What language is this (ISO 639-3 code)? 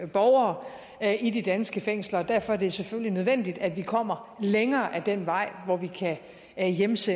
dan